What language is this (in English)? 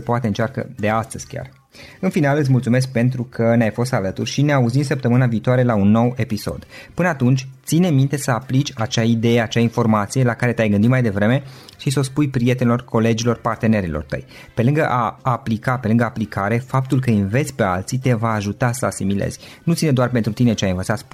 Romanian